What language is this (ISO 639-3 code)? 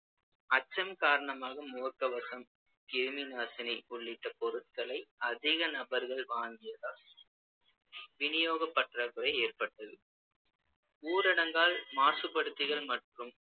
tam